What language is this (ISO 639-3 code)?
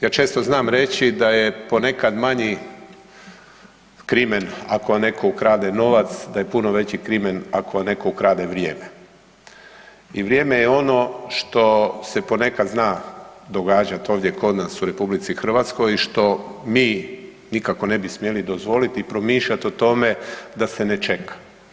hrv